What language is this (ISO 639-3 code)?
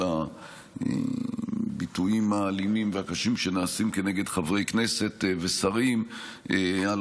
heb